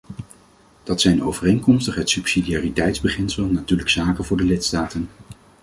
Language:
Dutch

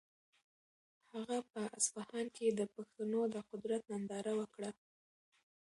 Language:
Pashto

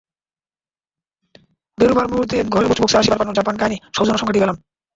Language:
Bangla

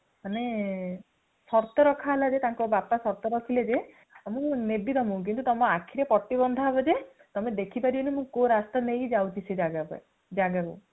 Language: Odia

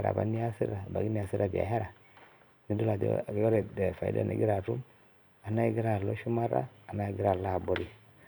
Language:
Masai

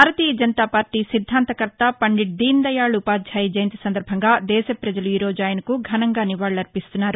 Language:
Telugu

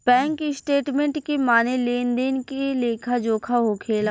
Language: Bhojpuri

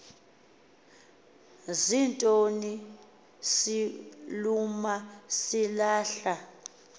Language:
Xhosa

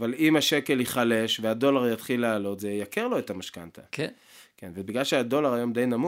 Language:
Hebrew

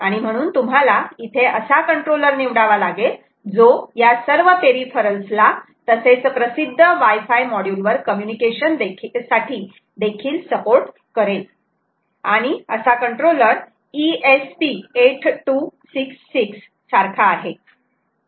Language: Marathi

